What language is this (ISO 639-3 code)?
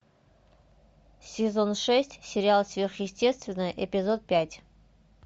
rus